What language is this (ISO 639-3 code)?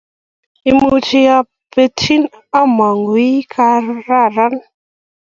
kln